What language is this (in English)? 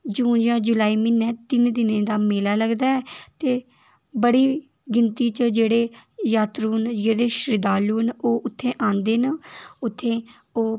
Dogri